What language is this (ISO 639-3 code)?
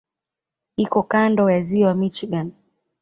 swa